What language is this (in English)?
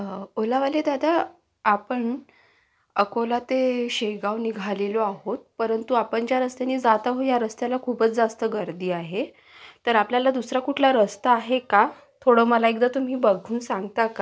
Marathi